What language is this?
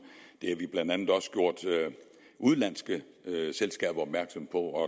Danish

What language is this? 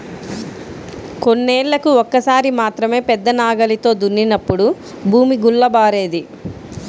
Telugu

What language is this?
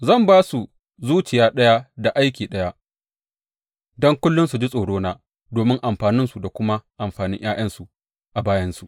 Hausa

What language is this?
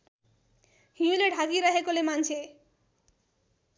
Nepali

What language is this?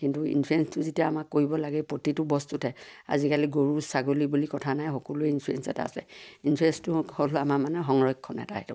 Assamese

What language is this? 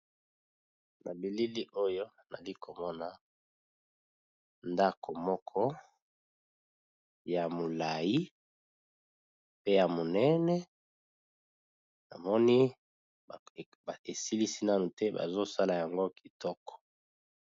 Lingala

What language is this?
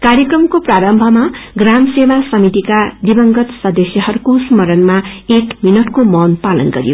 Nepali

